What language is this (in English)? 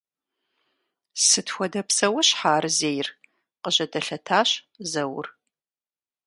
Kabardian